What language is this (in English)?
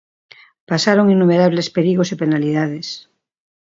Galician